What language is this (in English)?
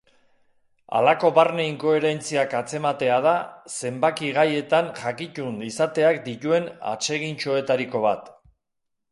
Basque